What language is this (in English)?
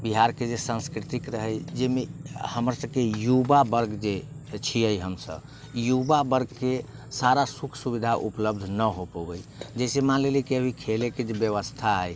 Maithili